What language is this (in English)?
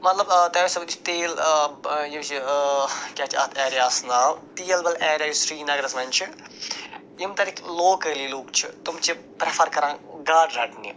Kashmiri